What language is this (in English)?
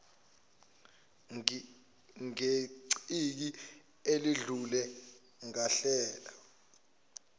Zulu